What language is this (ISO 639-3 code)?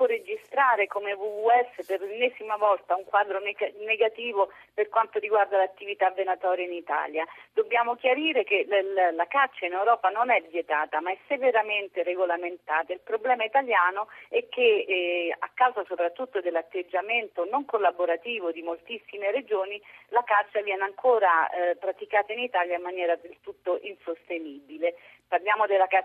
ita